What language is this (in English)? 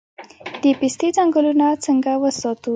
Pashto